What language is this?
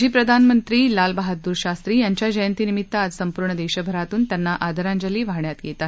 Marathi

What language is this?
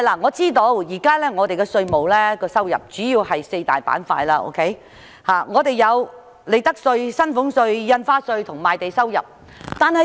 Cantonese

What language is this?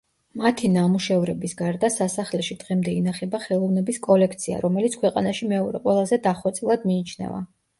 Georgian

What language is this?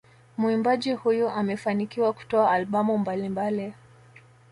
Swahili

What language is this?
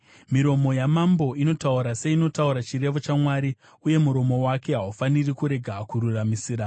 Shona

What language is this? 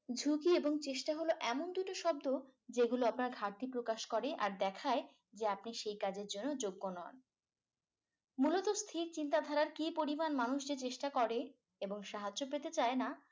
Bangla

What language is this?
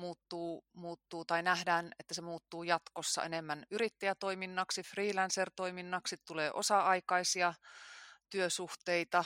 Finnish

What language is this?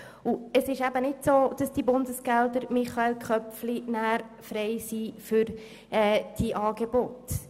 Swiss German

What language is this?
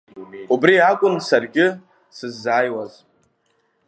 Abkhazian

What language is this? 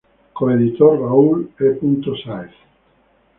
Spanish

